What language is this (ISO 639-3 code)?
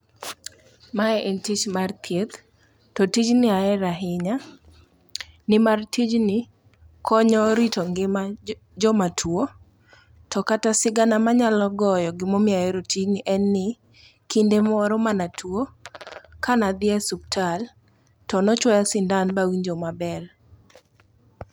luo